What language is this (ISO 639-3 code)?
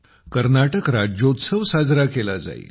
mar